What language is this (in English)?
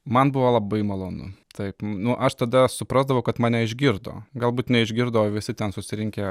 Lithuanian